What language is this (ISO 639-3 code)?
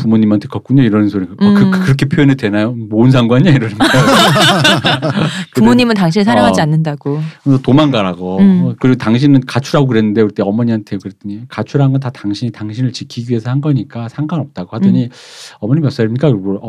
kor